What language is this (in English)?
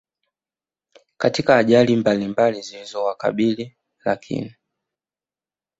Swahili